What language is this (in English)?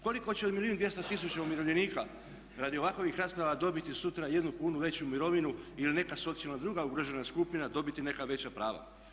Croatian